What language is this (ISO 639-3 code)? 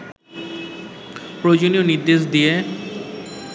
ben